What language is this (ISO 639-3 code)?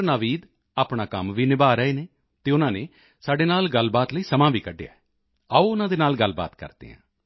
pan